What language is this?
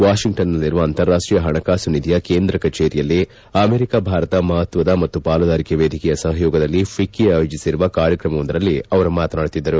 Kannada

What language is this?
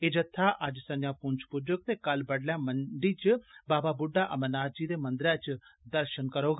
Dogri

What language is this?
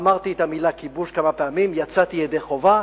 Hebrew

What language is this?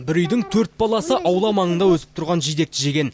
Kazakh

